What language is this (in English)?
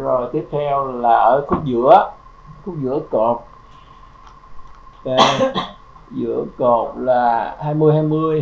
Vietnamese